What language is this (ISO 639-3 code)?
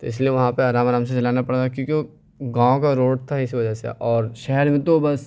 urd